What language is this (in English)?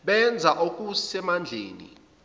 Zulu